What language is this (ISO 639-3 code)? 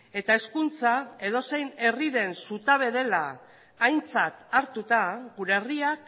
eus